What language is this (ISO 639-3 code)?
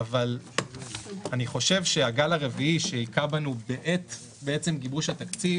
heb